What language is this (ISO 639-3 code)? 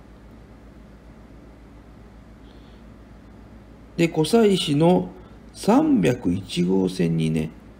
jpn